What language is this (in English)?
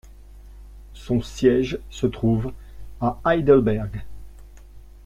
French